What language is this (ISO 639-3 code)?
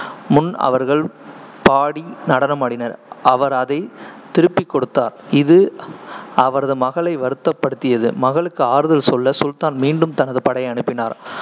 tam